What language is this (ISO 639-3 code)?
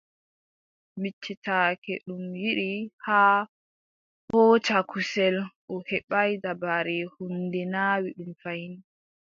fub